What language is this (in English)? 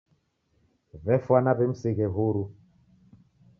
Taita